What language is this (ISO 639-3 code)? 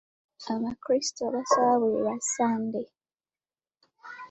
lug